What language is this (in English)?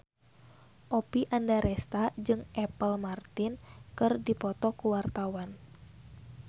Sundanese